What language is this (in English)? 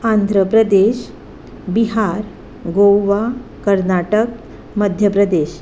Konkani